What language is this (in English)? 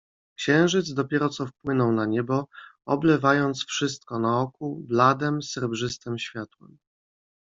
Polish